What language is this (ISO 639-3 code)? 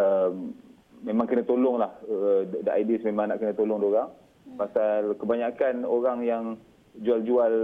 msa